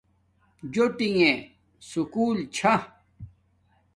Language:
Domaaki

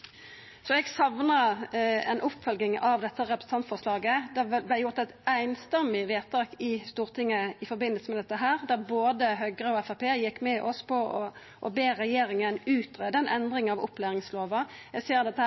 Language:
Norwegian Nynorsk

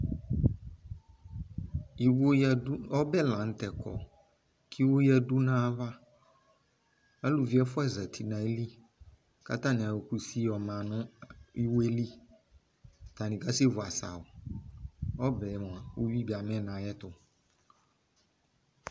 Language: Ikposo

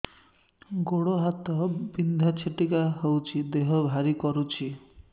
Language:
Odia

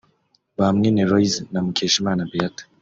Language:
Kinyarwanda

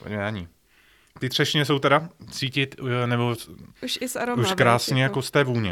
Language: Czech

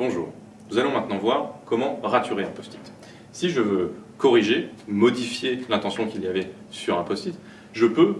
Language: French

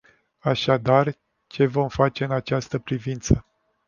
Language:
Romanian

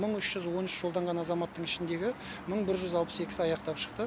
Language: Kazakh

